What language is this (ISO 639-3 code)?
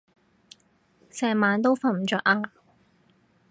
yue